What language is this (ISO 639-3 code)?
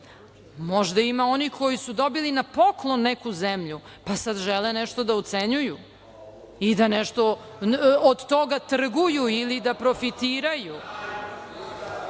srp